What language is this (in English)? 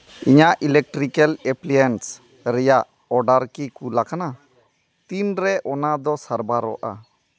Santali